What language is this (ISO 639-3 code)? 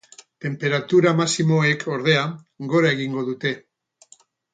eus